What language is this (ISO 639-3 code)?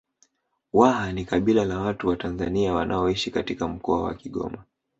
swa